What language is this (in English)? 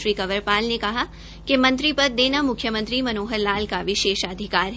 Hindi